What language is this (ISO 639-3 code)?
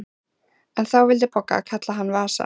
isl